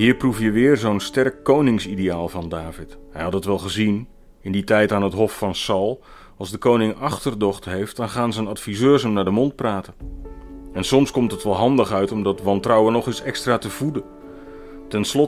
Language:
Dutch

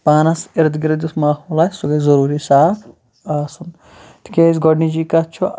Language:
Kashmiri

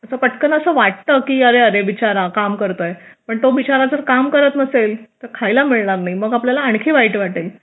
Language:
Marathi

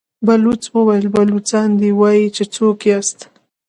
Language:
Pashto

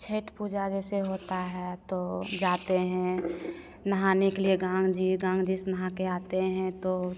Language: Hindi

